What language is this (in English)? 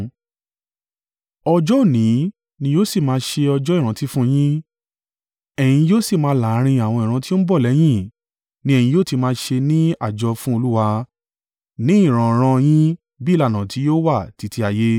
Yoruba